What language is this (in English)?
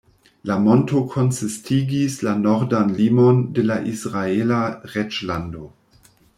Esperanto